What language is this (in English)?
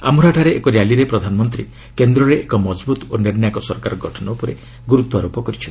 Odia